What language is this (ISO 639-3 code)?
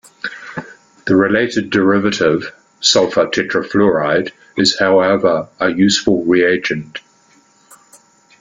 eng